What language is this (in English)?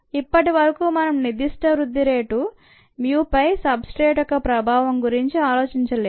Telugu